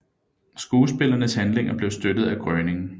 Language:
Danish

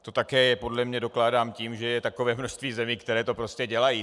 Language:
Czech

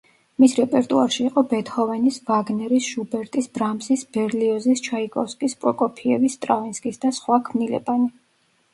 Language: Georgian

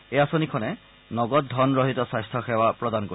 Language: Assamese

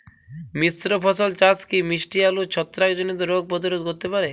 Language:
Bangla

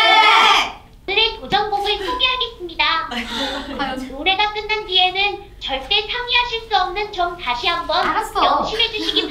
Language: Korean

